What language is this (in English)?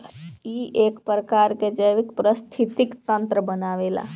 Bhojpuri